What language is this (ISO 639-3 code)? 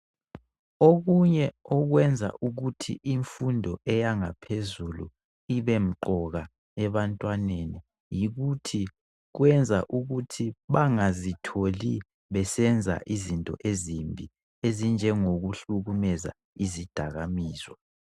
nde